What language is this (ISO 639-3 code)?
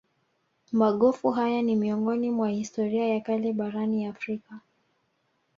swa